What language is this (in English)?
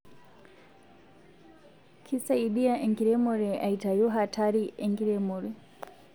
Masai